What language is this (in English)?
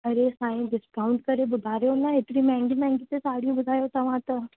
Sindhi